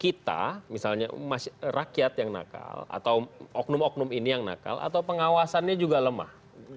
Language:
Indonesian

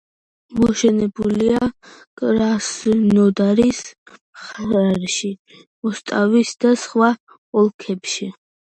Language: Georgian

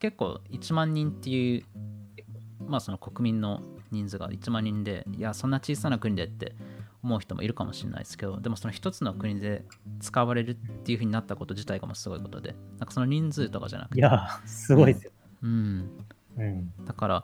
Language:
Japanese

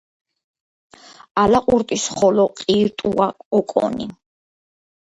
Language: Georgian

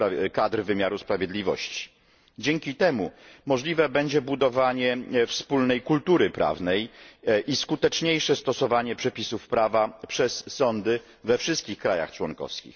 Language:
Polish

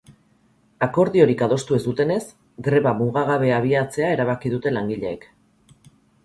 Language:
Basque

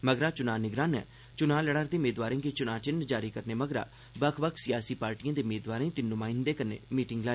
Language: Dogri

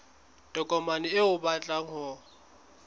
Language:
Southern Sotho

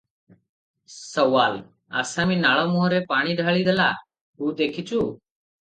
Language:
Odia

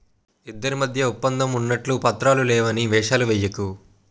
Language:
Telugu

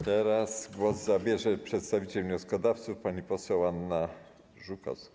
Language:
Polish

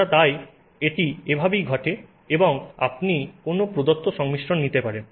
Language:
Bangla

